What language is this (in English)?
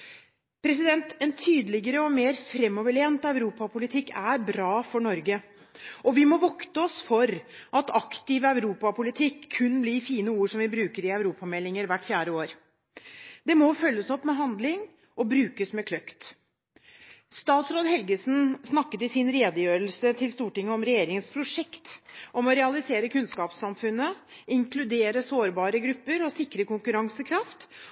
Norwegian Bokmål